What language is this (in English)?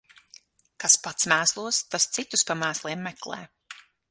Latvian